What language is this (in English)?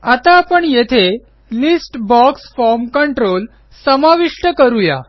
Marathi